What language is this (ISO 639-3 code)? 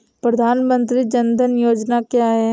hin